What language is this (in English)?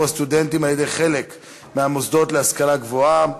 Hebrew